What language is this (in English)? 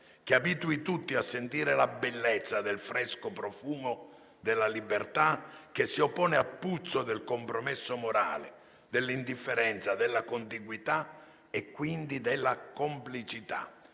Italian